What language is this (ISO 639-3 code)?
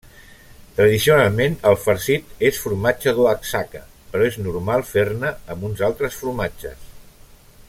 cat